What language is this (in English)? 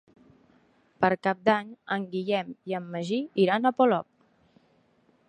Catalan